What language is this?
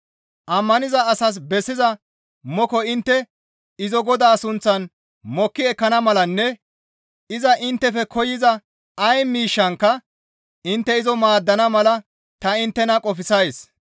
Gamo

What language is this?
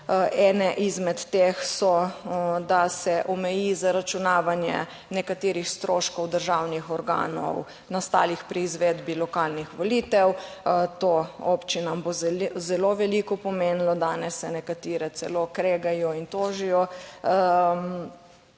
Slovenian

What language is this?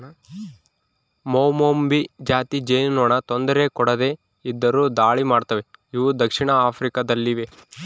Kannada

